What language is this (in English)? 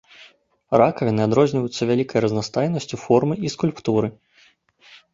Belarusian